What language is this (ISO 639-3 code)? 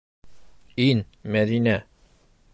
bak